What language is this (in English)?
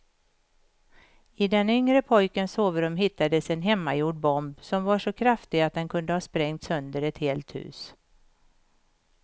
Swedish